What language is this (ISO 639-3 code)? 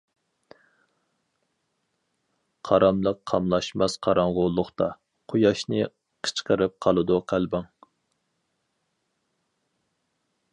uig